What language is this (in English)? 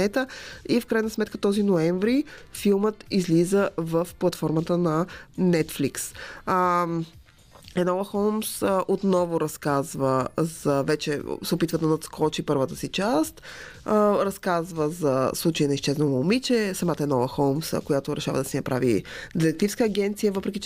Bulgarian